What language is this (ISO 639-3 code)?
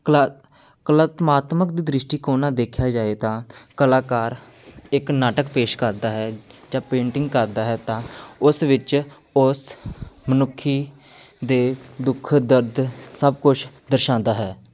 pan